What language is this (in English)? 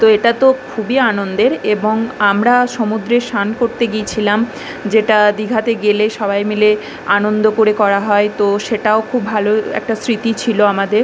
Bangla